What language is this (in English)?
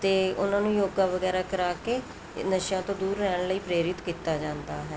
Punjabi